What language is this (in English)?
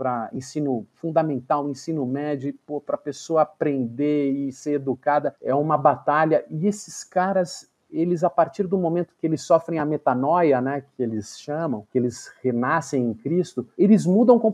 Portuguese